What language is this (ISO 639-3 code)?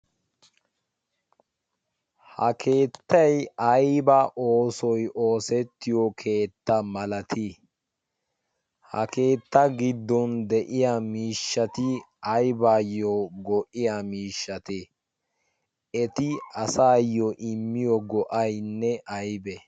wal